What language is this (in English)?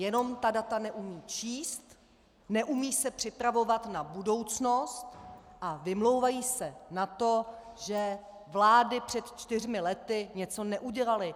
Czech